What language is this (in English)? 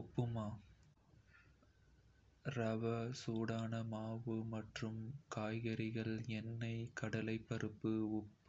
Kota (India)